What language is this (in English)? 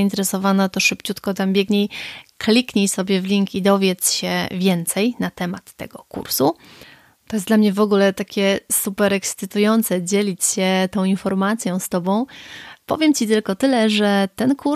Polish